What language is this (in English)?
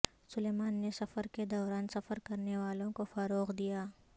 Urdu